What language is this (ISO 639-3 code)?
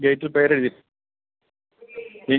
mal